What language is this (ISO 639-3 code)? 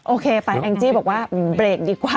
tha